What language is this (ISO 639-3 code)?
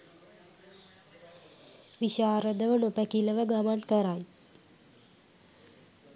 sin